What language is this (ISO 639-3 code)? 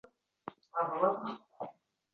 uzb